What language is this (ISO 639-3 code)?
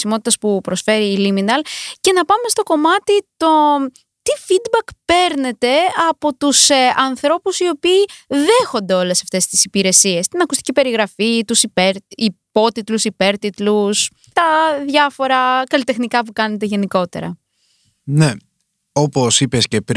ell